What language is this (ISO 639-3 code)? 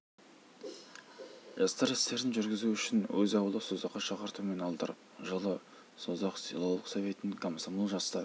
kaz